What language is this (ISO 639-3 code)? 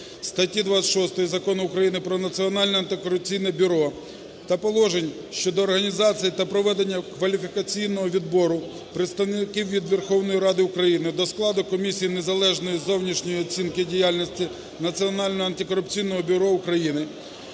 ukr